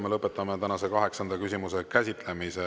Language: Estonian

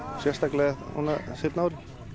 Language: Icelandic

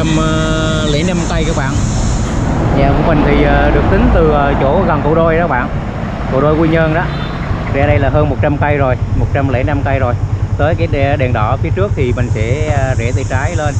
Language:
Vietnamese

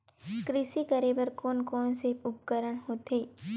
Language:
Chhattisgarhi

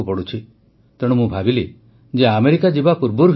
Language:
Odia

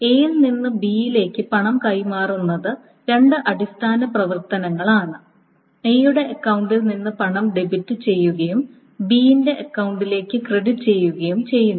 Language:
Malayalam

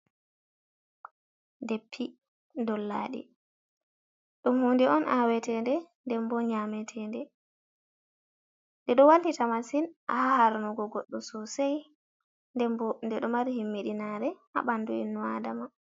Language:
Fula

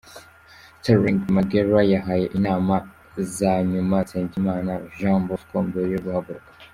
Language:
Kinyarwanda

